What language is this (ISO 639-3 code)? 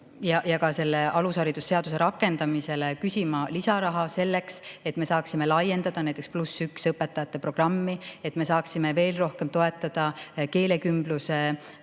est